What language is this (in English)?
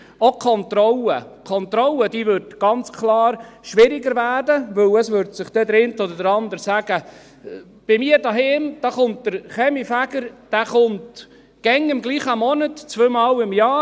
Swiss German